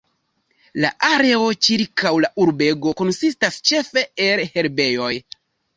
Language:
Esperanto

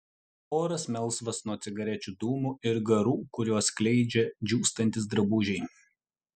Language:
Lithuanian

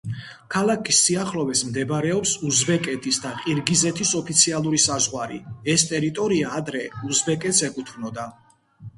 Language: Georgian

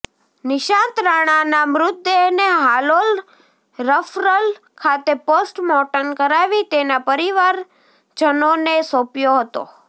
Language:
Gujarati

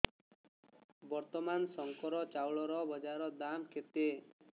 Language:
Odia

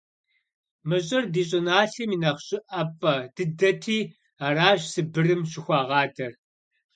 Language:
Kabardian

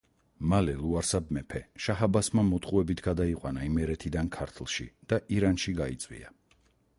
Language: Georgian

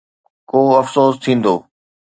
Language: Sindhi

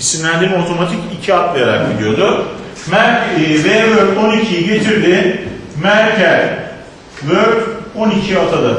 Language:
Turkish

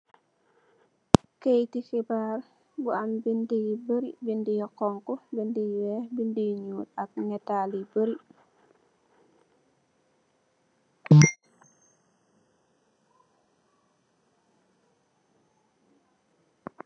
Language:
Wolof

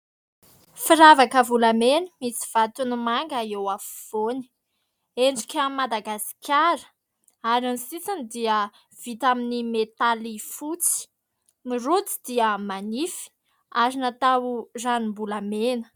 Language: Malagasy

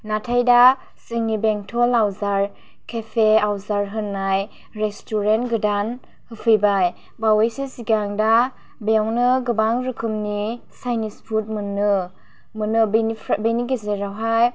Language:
Bodo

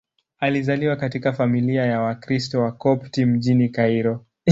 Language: Swahili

